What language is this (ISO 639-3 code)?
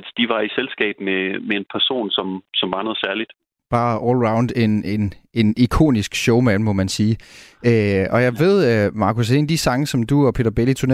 dan